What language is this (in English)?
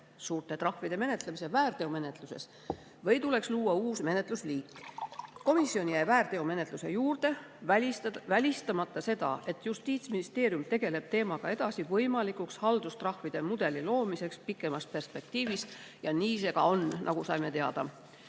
Estonian